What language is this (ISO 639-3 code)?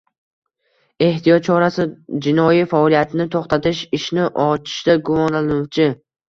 uzb